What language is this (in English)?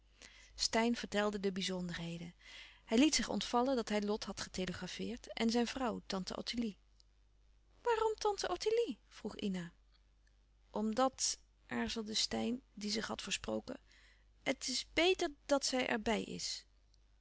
Dutch